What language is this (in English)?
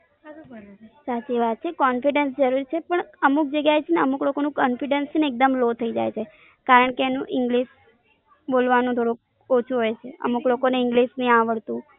Gujarati